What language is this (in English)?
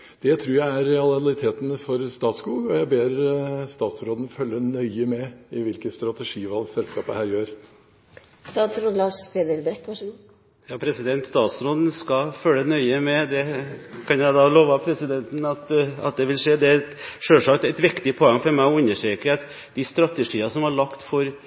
Norwegian Bokmål